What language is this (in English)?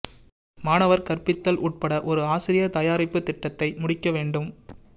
Tamil